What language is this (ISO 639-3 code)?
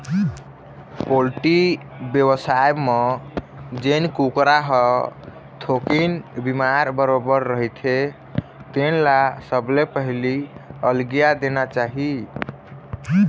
hne